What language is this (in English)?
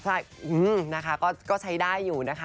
Thai